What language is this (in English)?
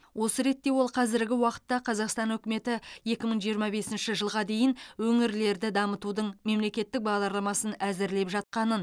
Kazakh